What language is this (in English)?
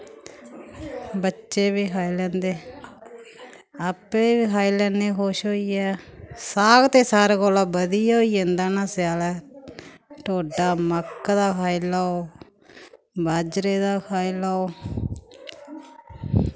Dogri